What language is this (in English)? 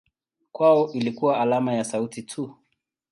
Swahili